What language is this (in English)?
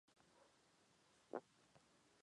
Chinese